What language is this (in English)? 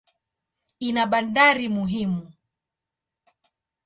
Swahili